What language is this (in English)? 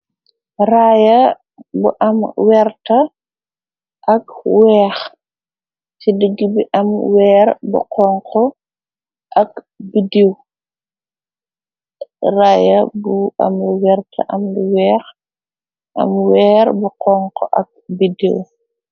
Wolof